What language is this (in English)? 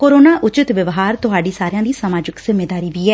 Punjabi